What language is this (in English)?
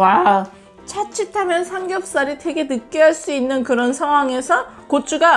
Korean